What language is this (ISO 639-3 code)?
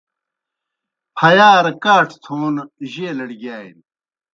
plk